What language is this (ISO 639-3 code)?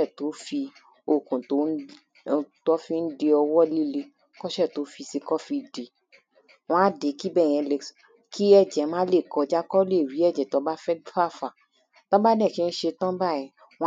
yor